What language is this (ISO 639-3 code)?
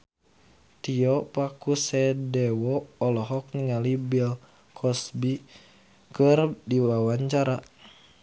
sun